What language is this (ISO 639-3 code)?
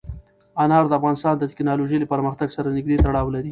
pus